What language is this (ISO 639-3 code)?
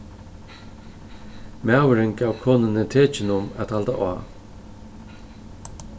fao